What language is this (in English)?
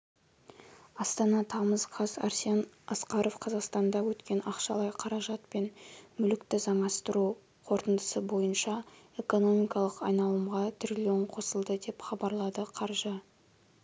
Kazakh